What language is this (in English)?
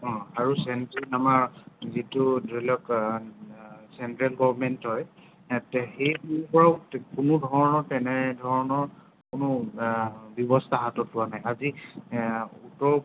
Assamese